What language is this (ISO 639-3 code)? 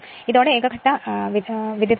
mal